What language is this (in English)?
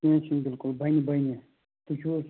Kashmiri